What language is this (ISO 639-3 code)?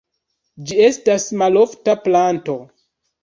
epo